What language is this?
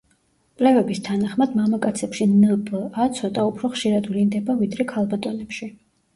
Georgian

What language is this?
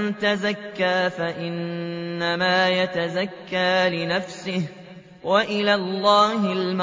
Arabic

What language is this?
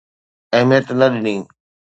Sindhi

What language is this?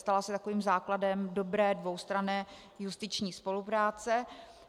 Czech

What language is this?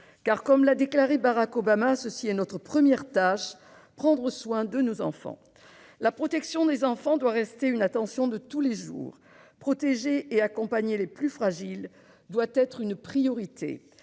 French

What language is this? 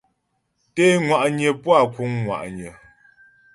Ghomala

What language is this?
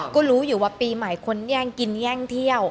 Thai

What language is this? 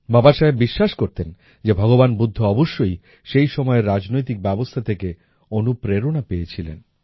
Bangla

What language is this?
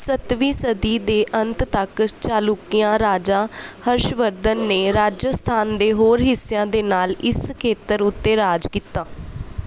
Punjabi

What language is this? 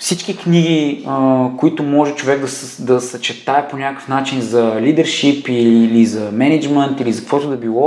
Bulgarian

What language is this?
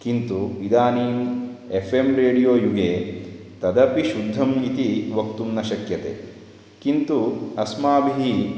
Sanskrit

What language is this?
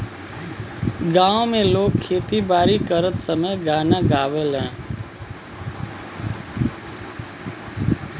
Bhojpuri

